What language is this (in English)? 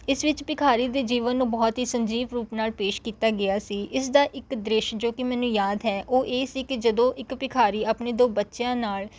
Punjabi